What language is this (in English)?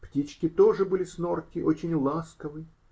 Russian